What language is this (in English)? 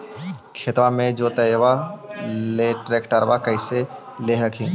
Magahi